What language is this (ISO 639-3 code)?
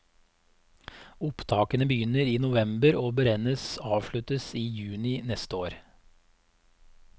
nor